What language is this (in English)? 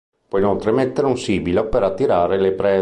Italian